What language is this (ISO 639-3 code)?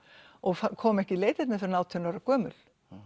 isl